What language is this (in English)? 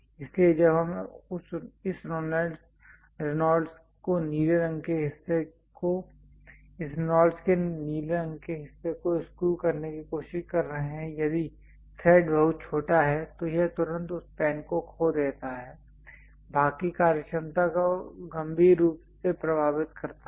Hindi